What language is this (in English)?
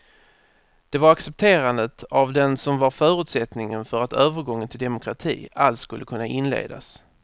Swedish